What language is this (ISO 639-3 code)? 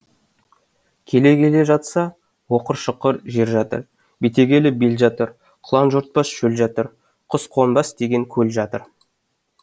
kaz